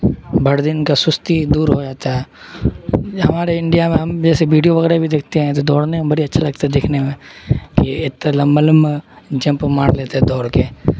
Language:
Urdu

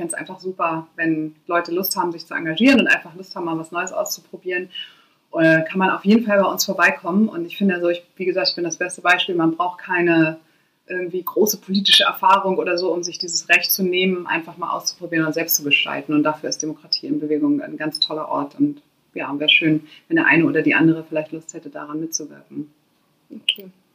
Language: German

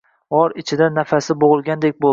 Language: Uzbek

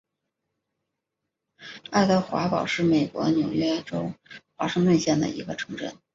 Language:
Chinese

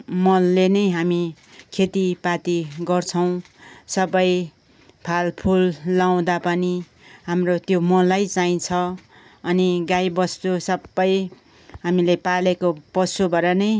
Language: Nepali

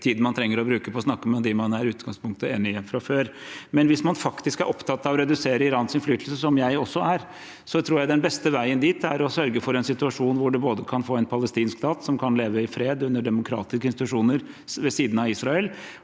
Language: Norwegian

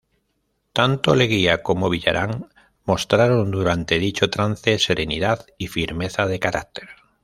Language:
Spanish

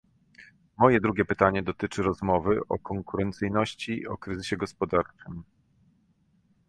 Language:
Polish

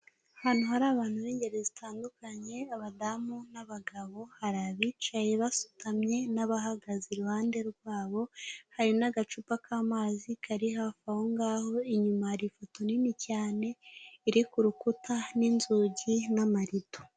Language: Kinyarwanda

